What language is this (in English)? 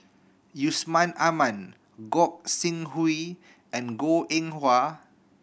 English